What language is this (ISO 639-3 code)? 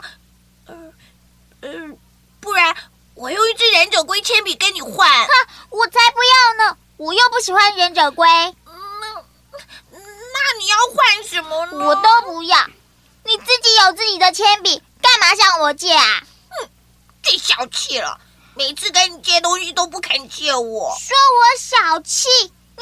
zho